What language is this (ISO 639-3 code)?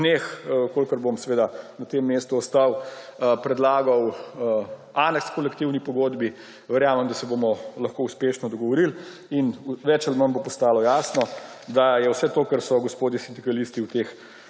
slv